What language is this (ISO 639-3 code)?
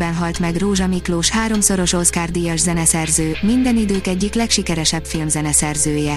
hun